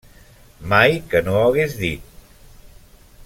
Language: Catalan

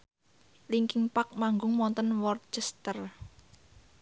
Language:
Javanese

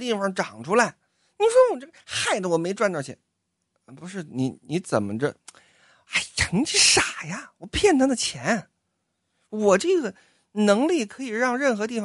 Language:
Chinese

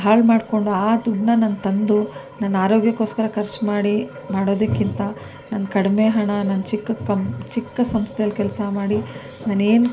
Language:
Kannada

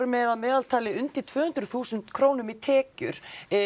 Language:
Icelandic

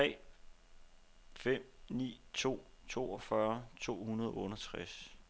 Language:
Danish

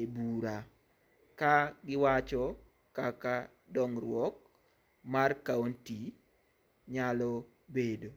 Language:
Luo (Kenya and Tanzania)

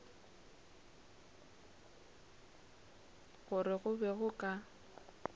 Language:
Northern Sotho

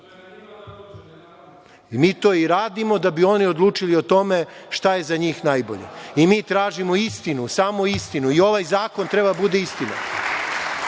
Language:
Serbian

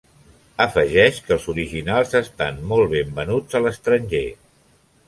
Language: Catalan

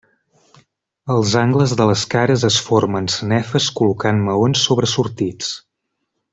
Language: Catalan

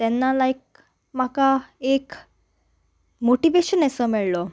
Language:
Konkani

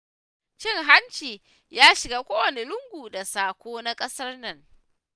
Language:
Hausa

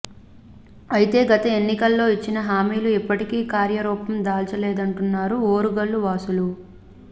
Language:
Telugu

